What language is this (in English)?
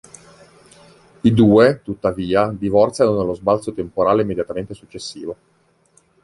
Italian